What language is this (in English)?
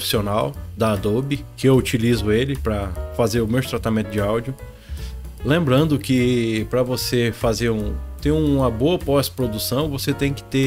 Portuguese